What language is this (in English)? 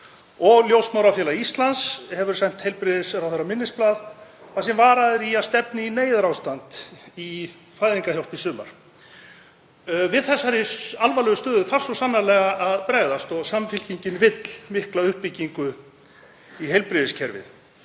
Icelandic